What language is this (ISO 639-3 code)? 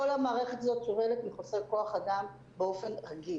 heb